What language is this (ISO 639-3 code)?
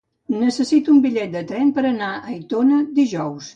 cat